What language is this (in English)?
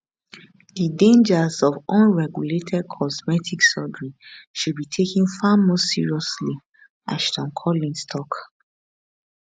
Nigerian Pidgin